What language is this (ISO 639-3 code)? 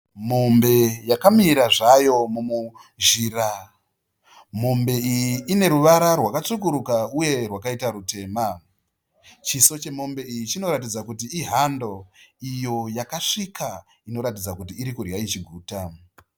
sna